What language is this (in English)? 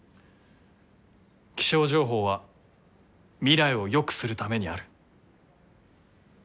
Japanese